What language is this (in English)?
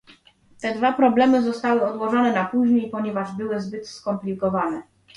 Polish